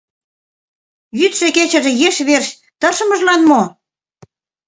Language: Mari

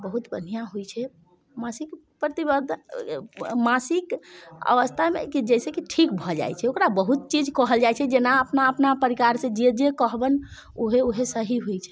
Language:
Maithili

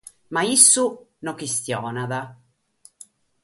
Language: Sardinian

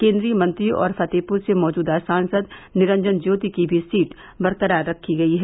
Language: Hindi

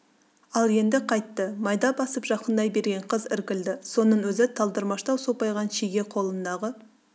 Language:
Kazakh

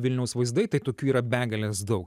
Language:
Lithuanian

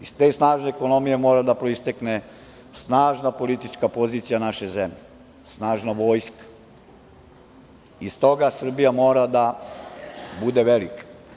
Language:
Serbian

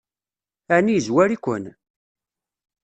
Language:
Kabyle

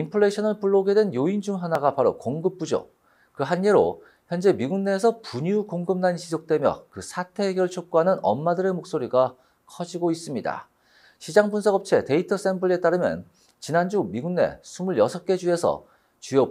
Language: Korean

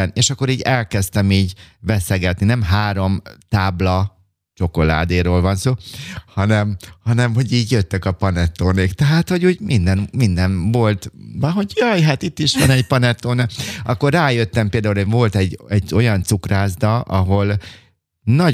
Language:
Hungarian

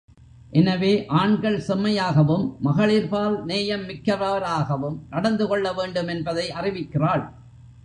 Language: Tamil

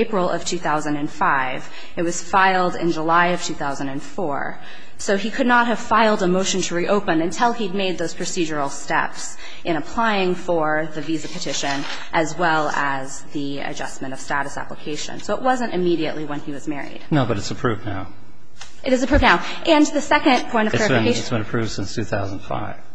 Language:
English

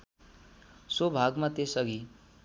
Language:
Nepali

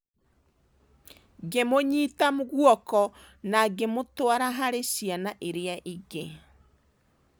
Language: Kikuyu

